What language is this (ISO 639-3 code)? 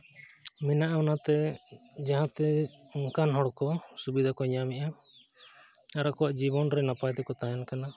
sat